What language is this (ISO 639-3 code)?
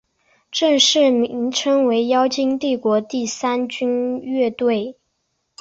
zho